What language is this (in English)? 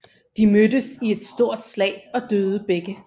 Danish